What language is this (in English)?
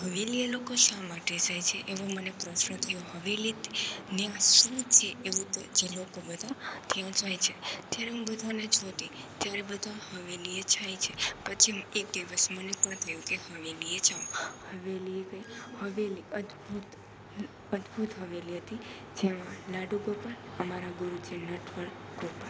Gujarati